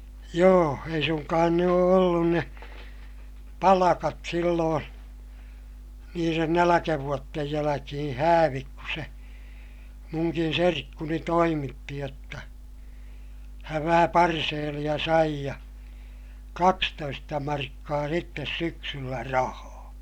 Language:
Finnish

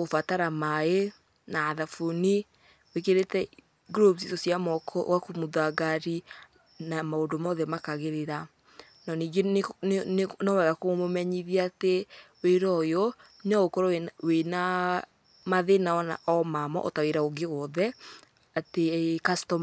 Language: Kikuyu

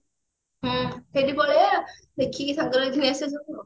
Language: Odia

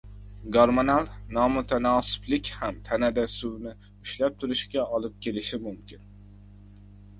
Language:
Uzbek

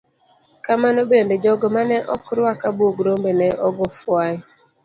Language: Luo (Kenya and Tanzania)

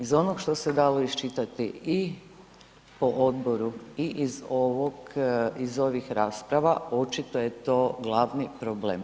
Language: Croatian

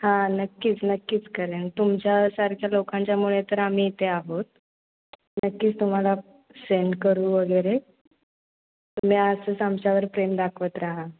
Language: Marathi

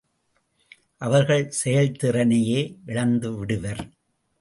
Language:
Tamil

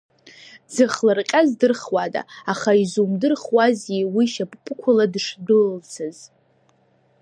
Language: Abkhazian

